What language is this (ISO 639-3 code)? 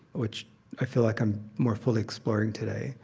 eng